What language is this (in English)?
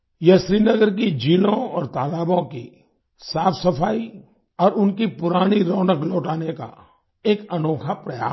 Hindi